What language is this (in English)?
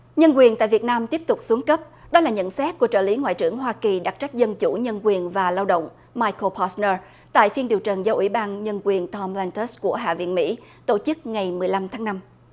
Vietnamese